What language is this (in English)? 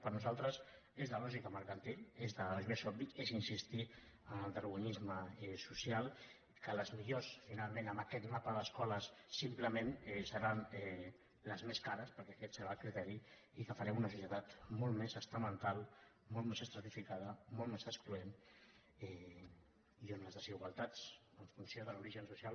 Catalan